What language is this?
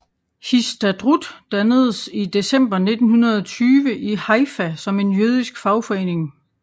Danish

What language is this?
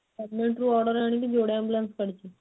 Odia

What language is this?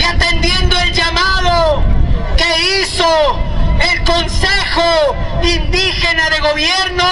Spanish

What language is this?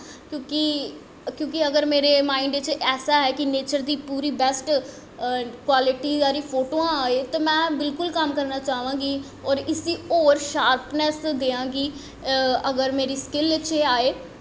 Dogri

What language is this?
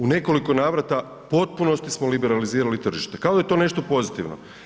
Croatian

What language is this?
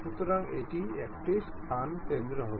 Bangla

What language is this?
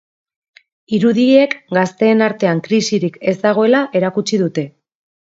Basque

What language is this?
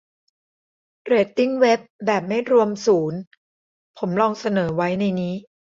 Thai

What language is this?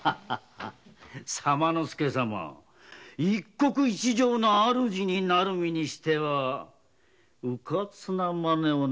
Japanese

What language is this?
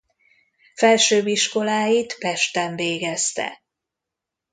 Hungarian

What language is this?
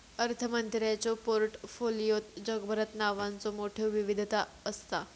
Marathi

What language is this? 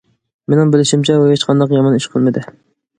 Uyghur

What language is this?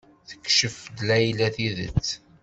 Kabyle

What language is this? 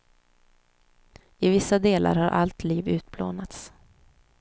Swedish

